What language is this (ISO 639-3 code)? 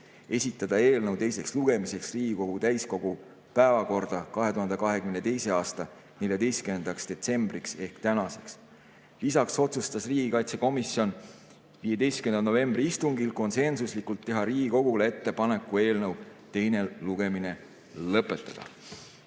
est